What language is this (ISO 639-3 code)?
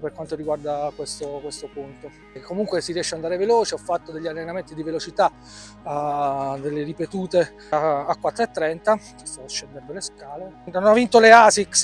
ita